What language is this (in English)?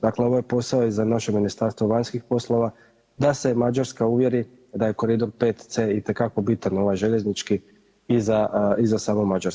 Croatian